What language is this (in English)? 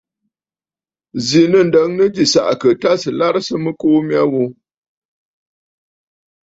Bafut